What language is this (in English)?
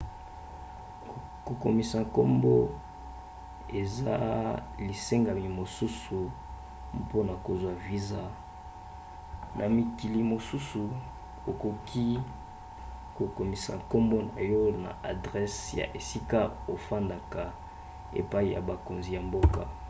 Lingala